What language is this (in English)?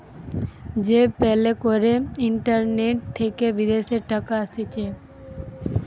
Bangla